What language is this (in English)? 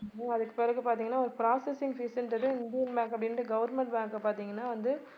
Tamil